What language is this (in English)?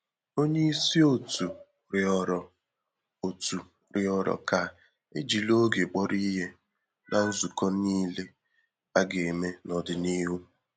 Igbo